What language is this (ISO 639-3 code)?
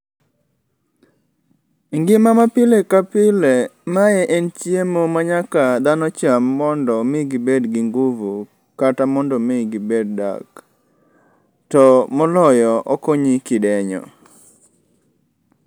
luo